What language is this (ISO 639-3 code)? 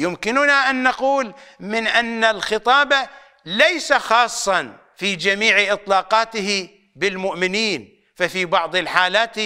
ara